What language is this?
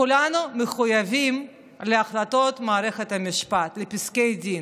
Hebrew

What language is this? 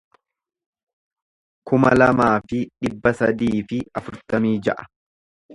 Oromo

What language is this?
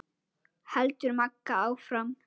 Icelandic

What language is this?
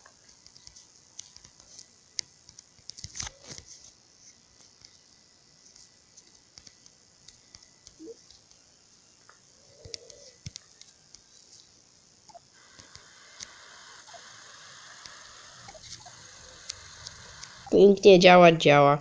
Polish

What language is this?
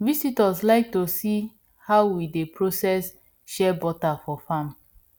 Nigerian Pidgin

